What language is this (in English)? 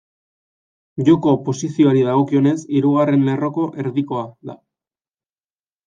Basque